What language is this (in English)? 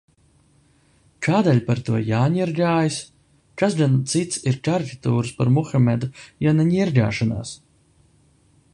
Latvian